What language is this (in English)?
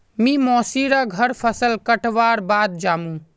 Magahi